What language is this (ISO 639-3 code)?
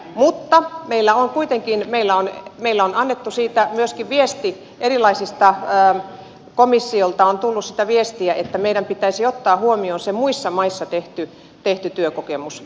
fin